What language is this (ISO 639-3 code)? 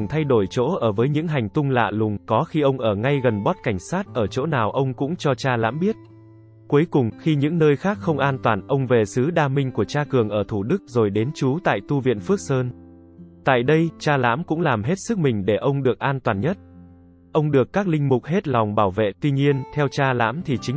vie